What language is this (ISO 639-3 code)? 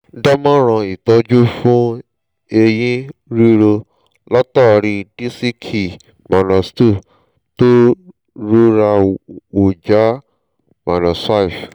yor